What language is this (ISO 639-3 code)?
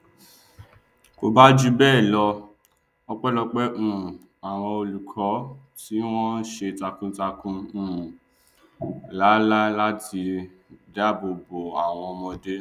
yor